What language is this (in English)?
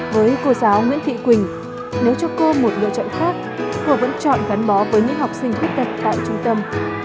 Vietnamese